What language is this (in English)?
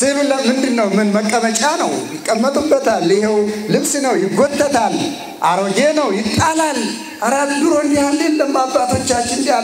Arabic